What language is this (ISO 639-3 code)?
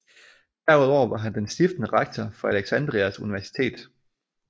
dan